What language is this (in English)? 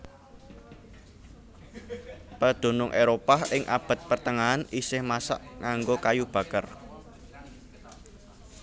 Javanese